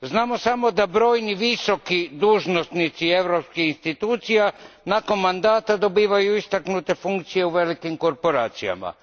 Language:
Croatian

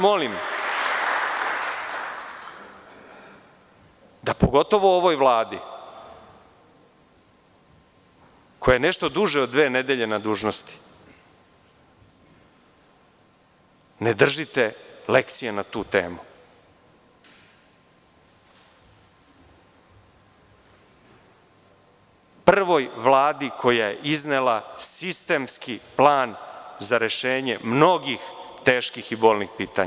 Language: Serbian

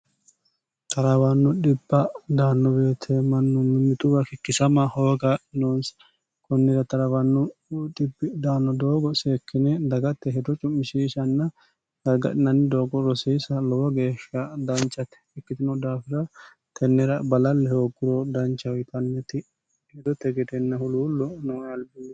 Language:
Sidamo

